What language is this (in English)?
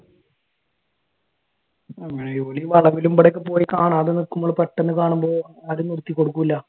Malayalam